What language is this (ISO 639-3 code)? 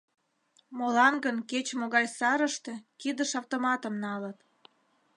chm